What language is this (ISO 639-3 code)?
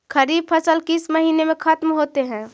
mag